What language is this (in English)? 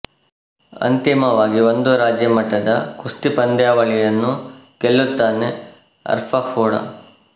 Kannada